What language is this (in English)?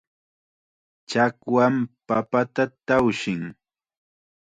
Chiquián Ancash Quechua